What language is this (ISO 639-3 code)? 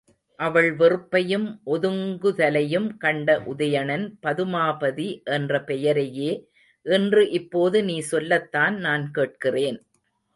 tam